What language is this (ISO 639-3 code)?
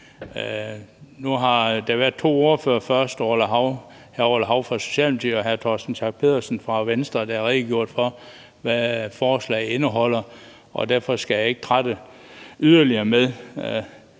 dan